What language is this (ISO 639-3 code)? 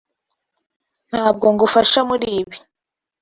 kin